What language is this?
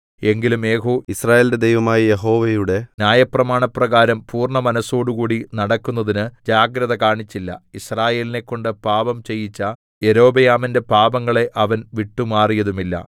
Malayalam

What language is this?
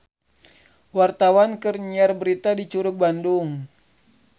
Sundanese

